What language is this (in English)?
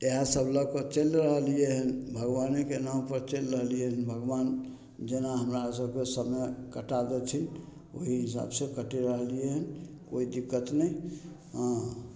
Maithili